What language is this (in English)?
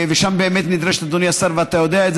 Hebrew